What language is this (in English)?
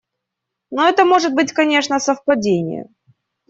Russian